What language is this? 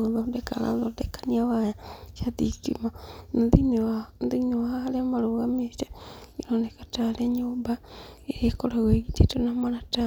Kikuyu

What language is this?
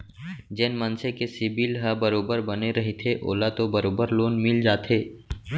Chhattisgarhi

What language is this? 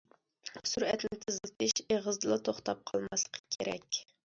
Uyghur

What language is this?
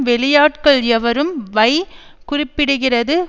Tamil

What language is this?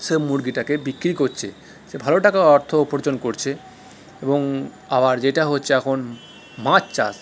Bangla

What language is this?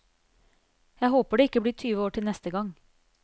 Norwegian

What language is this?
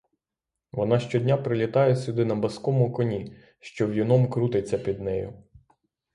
Ukrainian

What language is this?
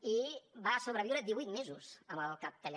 Catalan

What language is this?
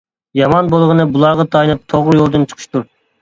Uyghur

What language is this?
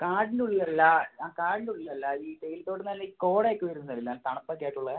Malayalam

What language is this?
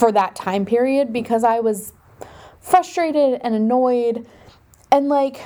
English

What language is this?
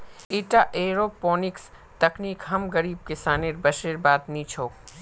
Magahi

